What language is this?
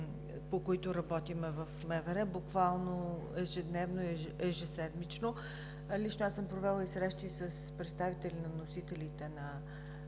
Bulgarian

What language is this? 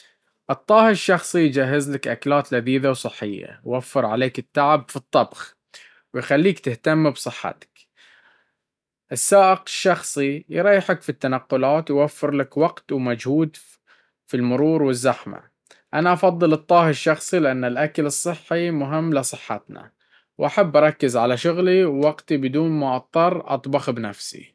Baharna Arabic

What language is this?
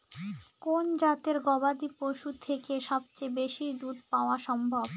Bangla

